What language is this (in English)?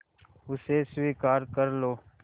Hindi